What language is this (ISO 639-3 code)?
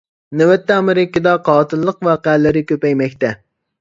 uig